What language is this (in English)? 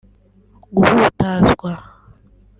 Kinyarwanda